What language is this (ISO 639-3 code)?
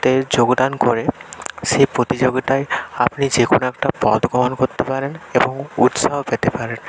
ben